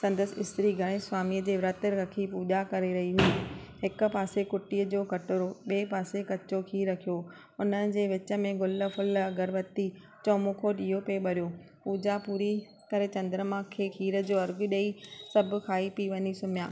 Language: Sindhi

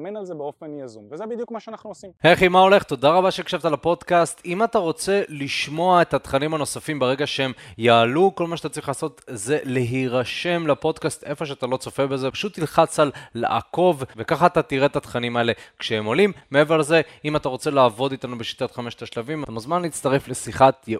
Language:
Hebrew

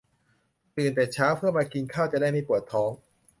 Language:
Thai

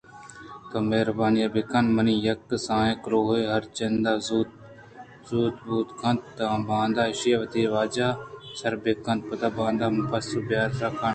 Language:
Eastern Balochi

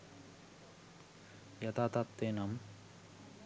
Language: Sinhala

